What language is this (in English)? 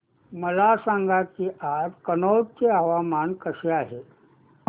Marathi